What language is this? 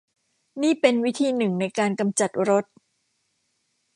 Thai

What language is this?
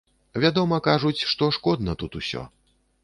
Belarusian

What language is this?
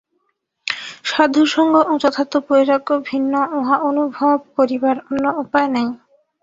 Bangla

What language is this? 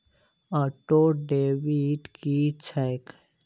Maithili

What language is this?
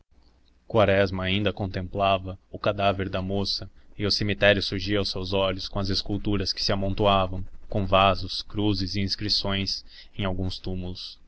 Portuguese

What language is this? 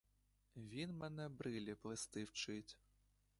Ukrainian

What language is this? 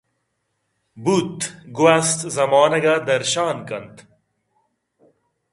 Eastern Balochi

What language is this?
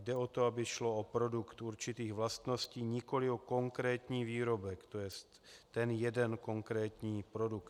Czech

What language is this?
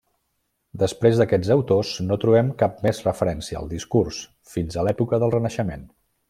Catalan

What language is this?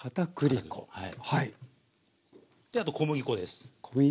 Japanese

